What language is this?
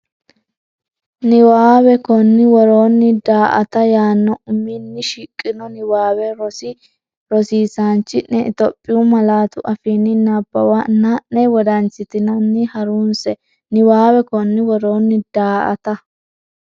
Sidamo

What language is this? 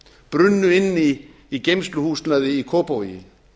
Icelandic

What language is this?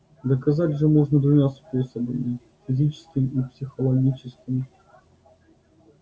Russian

